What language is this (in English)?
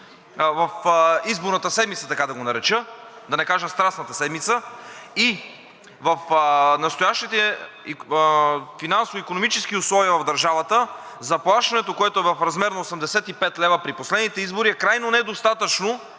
Bulgarian